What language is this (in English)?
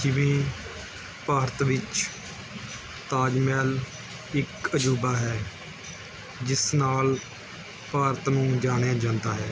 Punjabi